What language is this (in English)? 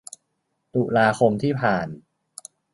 Thai